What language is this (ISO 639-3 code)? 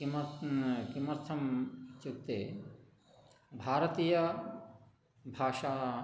san